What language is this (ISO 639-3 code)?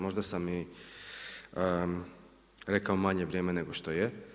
hrv